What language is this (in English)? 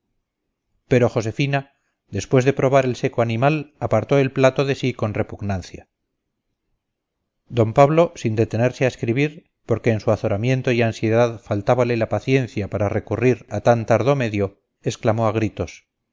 Spanish